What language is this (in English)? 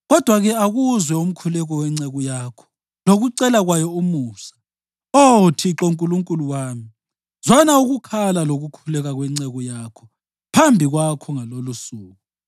North Ndebele